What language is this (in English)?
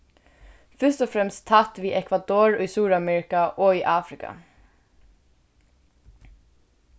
Faroese